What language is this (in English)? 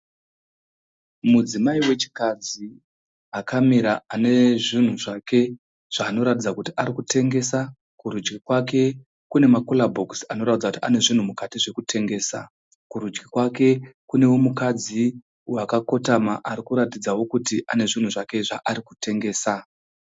Shona